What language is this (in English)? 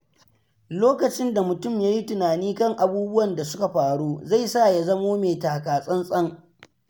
Hausa